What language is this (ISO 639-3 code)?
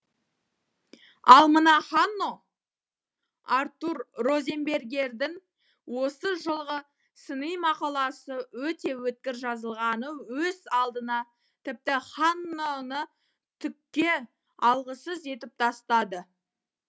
kaz